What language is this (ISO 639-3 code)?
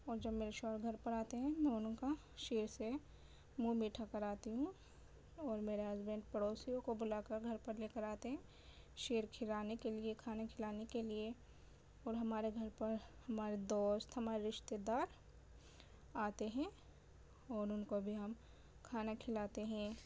urd